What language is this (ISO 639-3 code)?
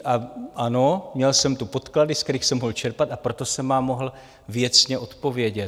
ces